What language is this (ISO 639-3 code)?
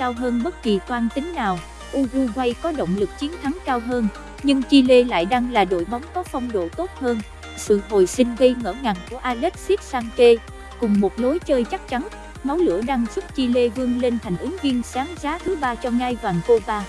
vie